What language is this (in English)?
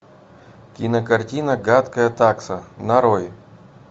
Russian